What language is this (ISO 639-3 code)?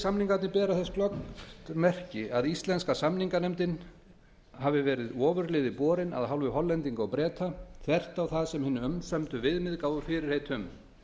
isl